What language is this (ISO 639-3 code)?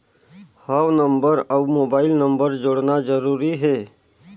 hne